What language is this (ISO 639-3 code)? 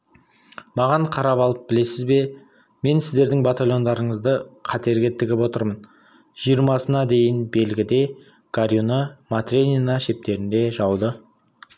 kaz